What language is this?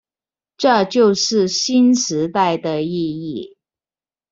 Chinese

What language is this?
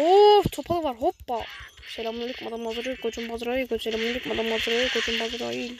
Turkish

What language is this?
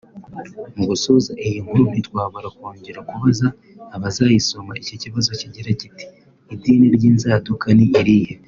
Kinyarwanda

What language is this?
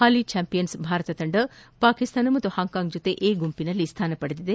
Kannada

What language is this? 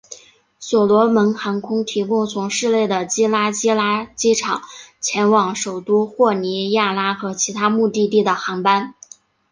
Chinese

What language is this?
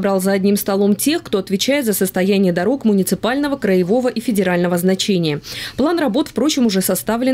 Russian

